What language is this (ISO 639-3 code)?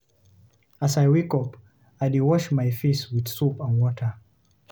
pcm